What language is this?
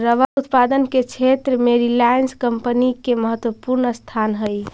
Magahi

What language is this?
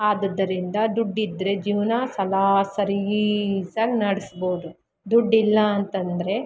Kannada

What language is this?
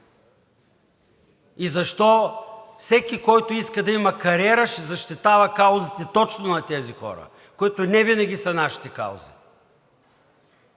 Bulgarian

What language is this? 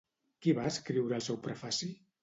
Catalan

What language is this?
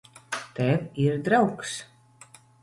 Latvian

